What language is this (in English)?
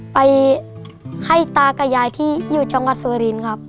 Thai